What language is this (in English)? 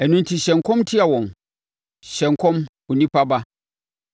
Akan